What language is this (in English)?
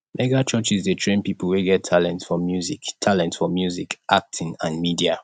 Nigerian Pidgin